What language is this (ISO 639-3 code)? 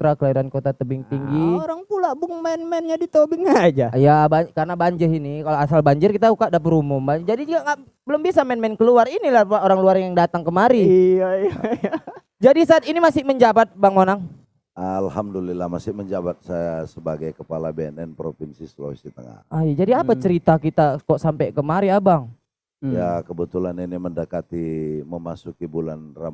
ind